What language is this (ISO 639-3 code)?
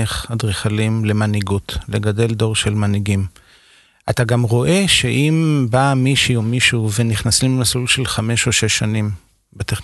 heb